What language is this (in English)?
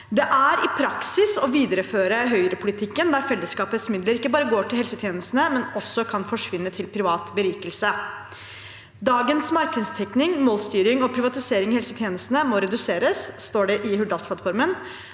Norwegian